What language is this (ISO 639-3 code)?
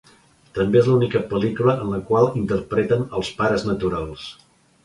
cat